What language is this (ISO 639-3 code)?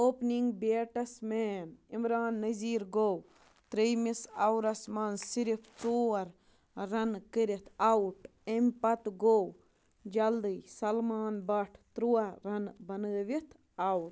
kas